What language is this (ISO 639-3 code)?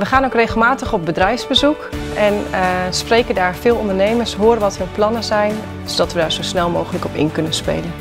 nld